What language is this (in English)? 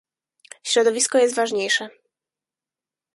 Polish